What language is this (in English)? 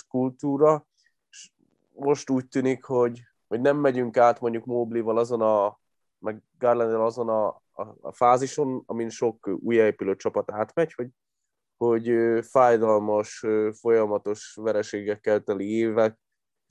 Hungarian